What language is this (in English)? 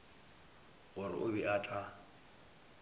Northern Sotho